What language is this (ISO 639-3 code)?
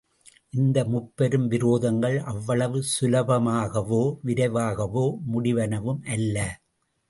tam